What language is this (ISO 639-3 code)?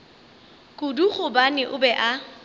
nso